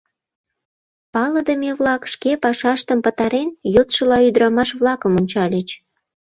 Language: Mari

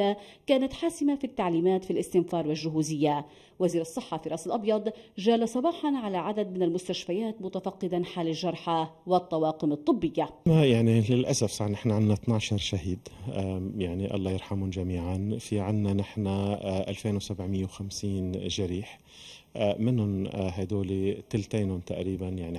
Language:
Arabic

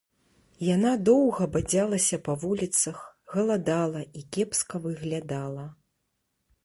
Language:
Belarusian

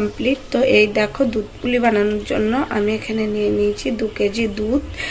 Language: Bangla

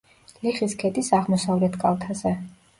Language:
Georgian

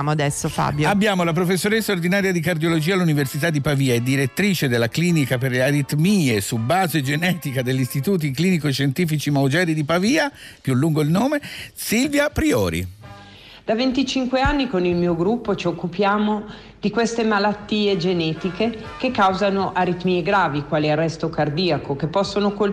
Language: Italian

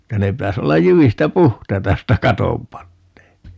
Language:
Finnish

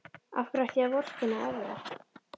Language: Icelandic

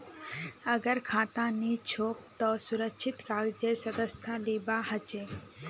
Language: Magahi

